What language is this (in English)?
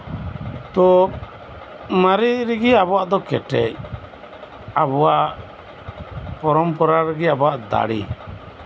Santali